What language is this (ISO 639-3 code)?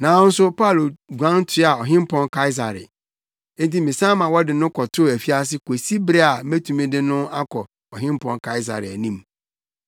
aka